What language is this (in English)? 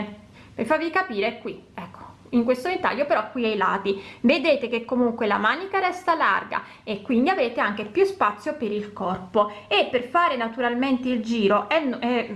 Italian